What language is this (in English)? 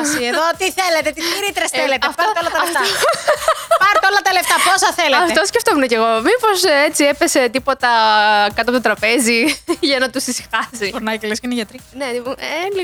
Greek